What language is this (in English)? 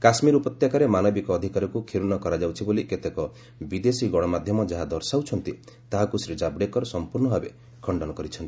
Odia